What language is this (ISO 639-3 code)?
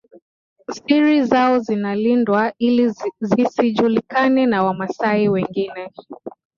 swa